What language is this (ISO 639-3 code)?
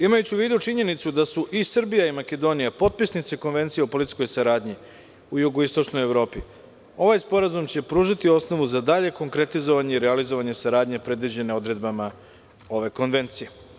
srp